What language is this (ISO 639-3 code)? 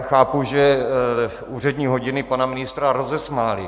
ces